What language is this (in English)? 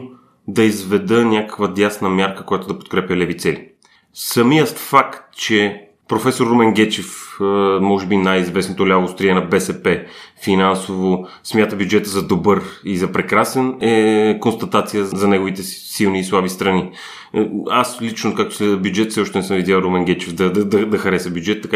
Bulgarian